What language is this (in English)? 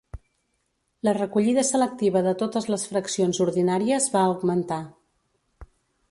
Catalan